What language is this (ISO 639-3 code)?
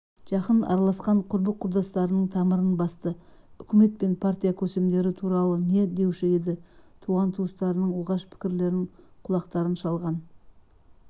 kaz